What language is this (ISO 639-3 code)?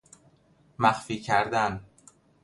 fas